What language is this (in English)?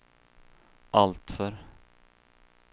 Swedish